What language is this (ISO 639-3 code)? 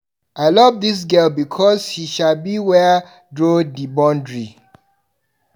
pcm